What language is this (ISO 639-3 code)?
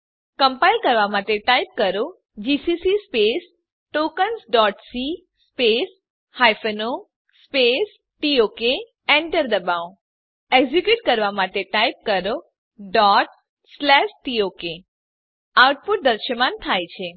guj